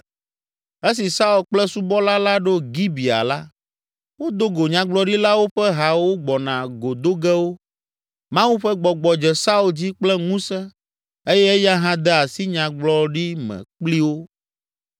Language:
Ewe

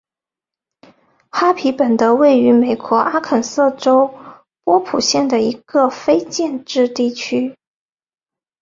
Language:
Chinese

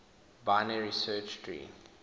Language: English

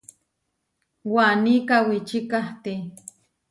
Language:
Huarijio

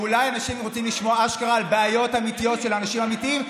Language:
Hebrew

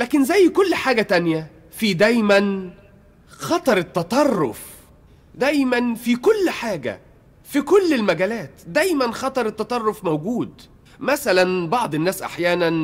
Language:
Arabic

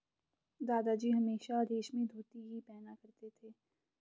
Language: Hindi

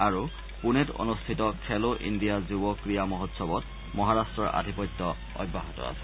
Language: Assamese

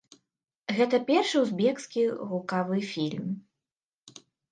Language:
Belarusian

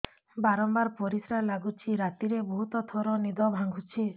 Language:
Odia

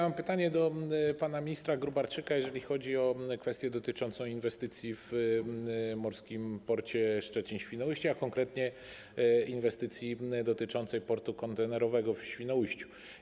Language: Polish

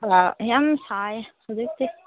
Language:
Manipuri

